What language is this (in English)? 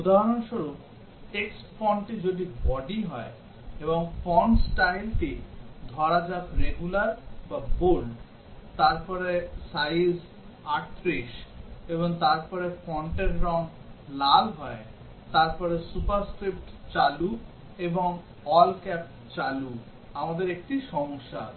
Bangla